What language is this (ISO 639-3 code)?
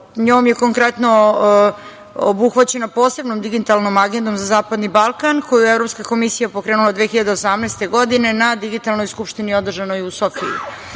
srp